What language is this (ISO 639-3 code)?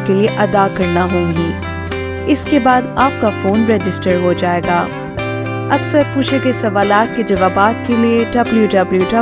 hin